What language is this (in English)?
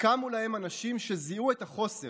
Hebrew